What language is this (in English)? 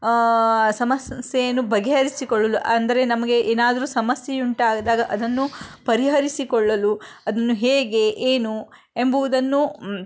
Kannada